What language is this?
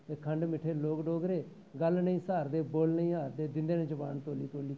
Dogri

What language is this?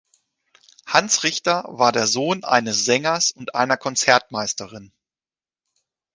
German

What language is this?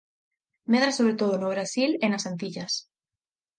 Galician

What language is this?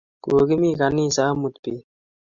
Kalenjin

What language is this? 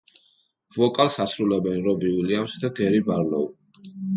Georgian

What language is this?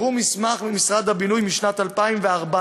Hebrew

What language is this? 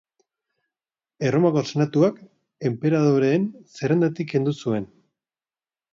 Basque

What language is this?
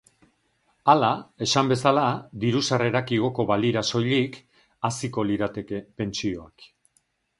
Basque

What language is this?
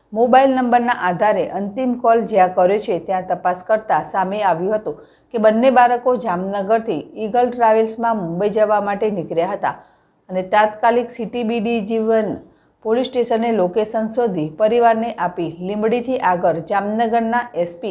Hindi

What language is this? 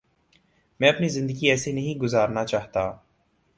Urdu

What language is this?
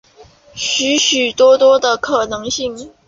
Chinese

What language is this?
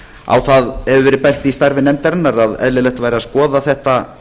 Icelandic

